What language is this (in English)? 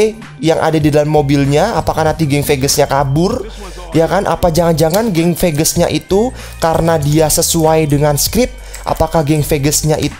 Indonesian